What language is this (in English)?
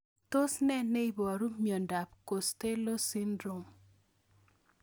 Kalenjin